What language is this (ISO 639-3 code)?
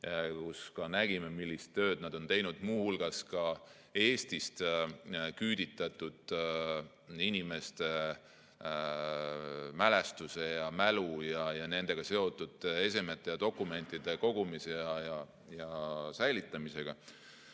est